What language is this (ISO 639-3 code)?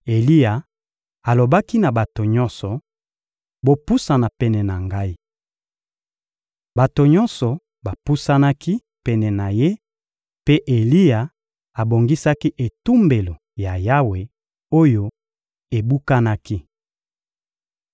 lin